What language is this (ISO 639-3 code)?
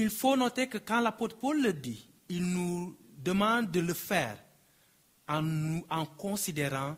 fra